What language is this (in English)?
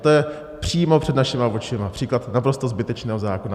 Czech